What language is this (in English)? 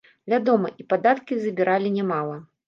Belarusian